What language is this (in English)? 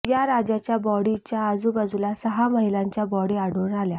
Marathi